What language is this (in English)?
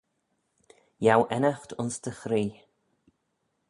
Manx